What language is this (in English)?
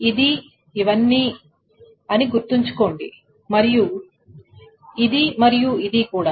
Telugu